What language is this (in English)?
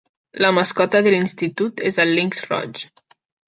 Catalan